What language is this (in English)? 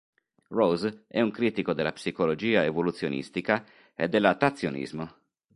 Italian